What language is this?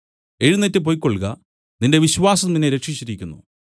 Malayalam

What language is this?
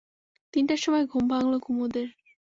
Bangla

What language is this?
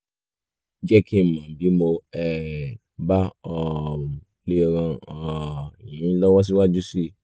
Yoruba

